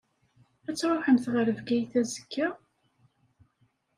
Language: Kabyle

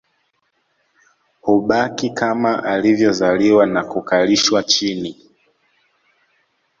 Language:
Swahili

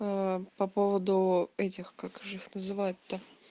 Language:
Russian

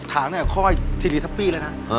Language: Thai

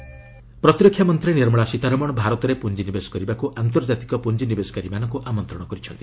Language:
Odia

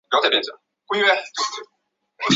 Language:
Chinese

